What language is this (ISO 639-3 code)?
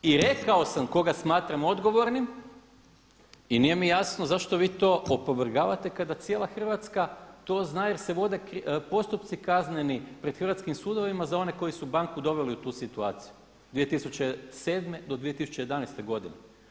hrv